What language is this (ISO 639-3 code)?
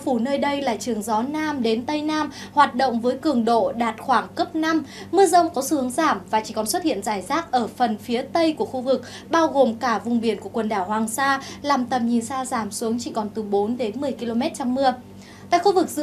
vie